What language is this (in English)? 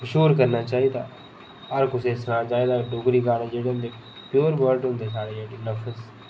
Dogri